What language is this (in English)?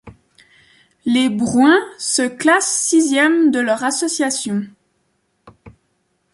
French